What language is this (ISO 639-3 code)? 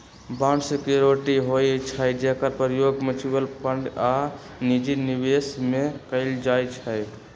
mag